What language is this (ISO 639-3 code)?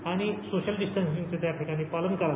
mar